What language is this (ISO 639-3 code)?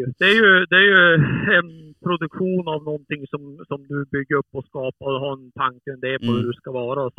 swe